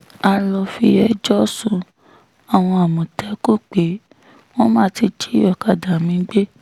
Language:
Yoruba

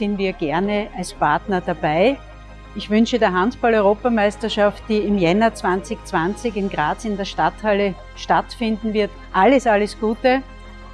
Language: German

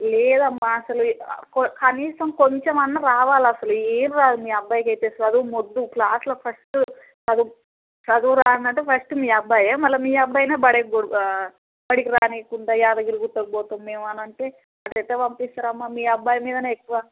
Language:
Telugu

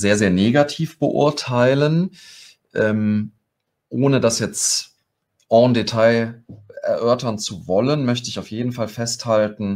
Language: German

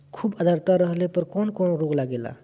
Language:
Bhojpuri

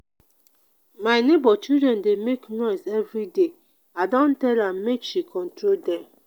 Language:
Nigerian Pidgin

